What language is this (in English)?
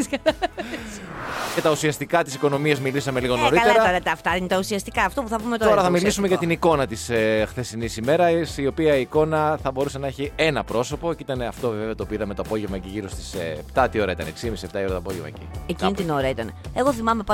Greek